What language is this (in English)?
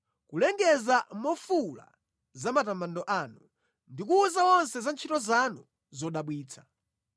Nyanja